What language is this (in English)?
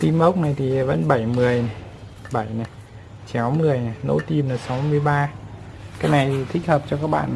Vietnamese